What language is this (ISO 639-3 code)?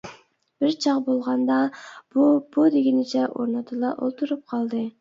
uig